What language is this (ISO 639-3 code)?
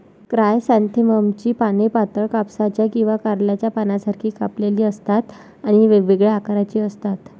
mar